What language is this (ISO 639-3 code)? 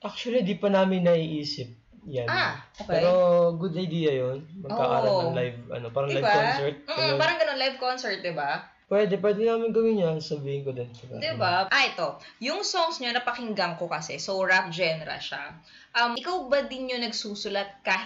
fil